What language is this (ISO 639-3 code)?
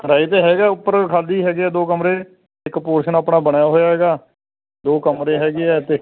pan